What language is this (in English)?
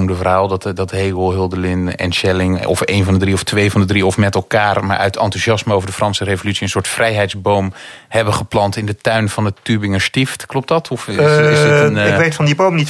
Dutch